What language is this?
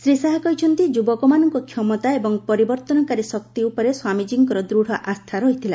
Odia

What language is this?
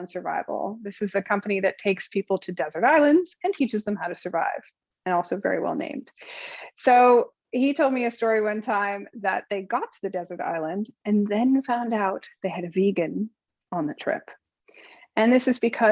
English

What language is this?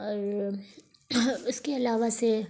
Urdu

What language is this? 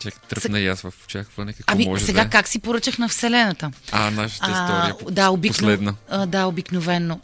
Bulgarian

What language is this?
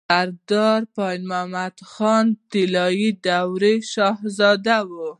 Pashto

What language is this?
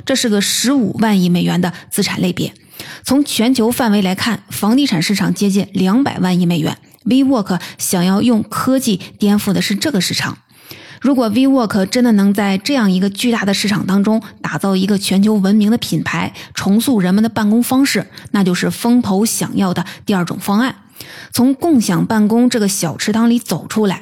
Chinese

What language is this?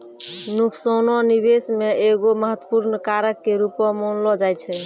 Maithili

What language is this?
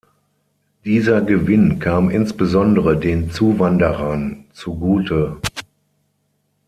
German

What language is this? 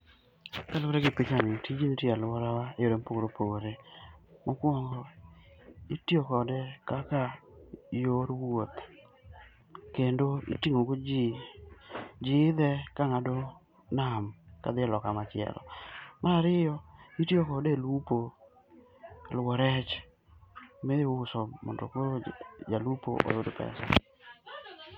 Luo (Kenya and Tanzania)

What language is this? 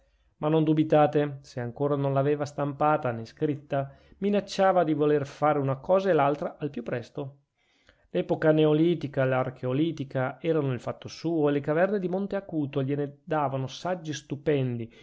Italian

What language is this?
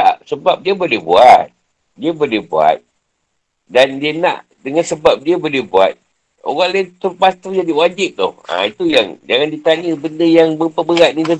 Malay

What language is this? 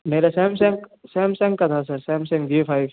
Hindi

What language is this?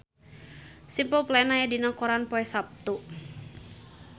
Sundanese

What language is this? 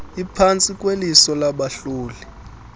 Xhosa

